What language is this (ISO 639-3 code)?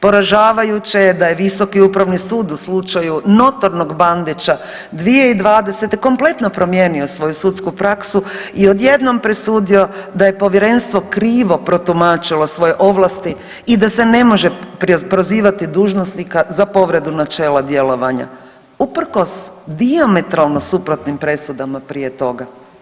hrv